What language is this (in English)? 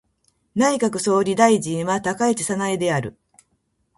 Japanese